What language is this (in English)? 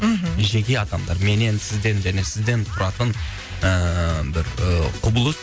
Kazakh